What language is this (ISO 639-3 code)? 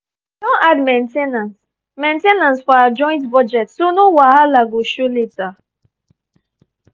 pcm